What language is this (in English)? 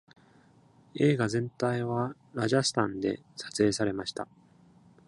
Japanese